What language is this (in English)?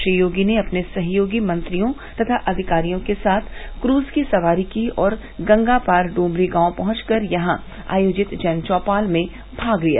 Hindi